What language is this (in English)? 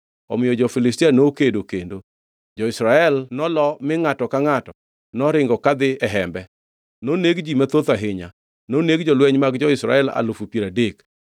Luo (Kenya and Tanzania)